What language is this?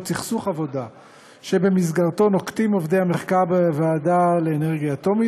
Hebrew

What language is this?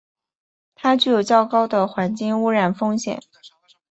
Chinese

